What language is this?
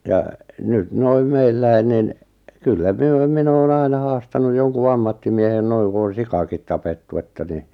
Finnish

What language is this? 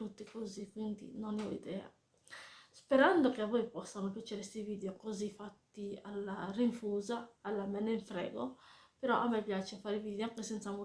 Italian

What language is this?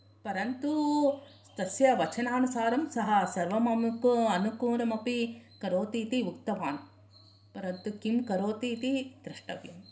Sanskrit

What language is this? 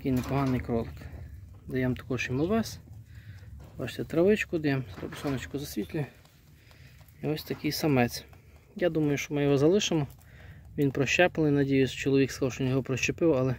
Ukrainian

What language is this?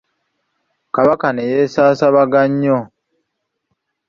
Ganda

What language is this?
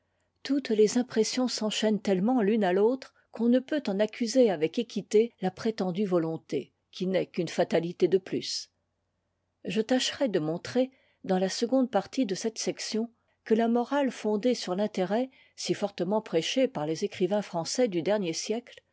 French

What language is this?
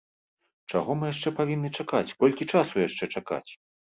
Belarusian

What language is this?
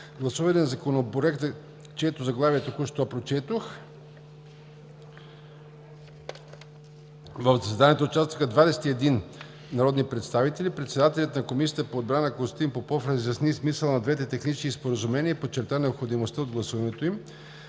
Bulgarian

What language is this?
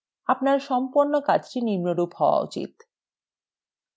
Bangla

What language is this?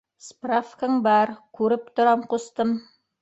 Bashkir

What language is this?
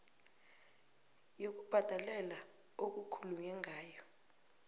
South Ndebele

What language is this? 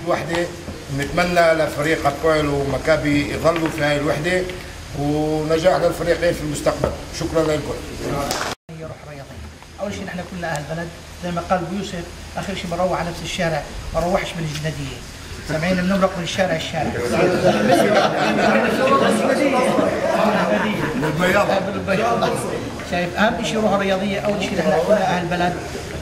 Arabic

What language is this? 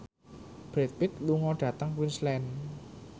Javanese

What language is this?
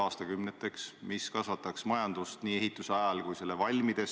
Estonian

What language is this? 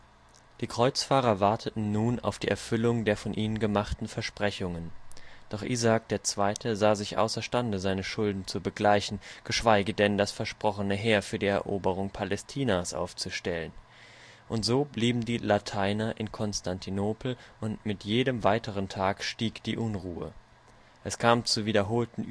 German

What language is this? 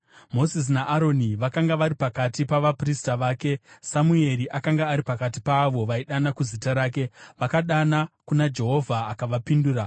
Shona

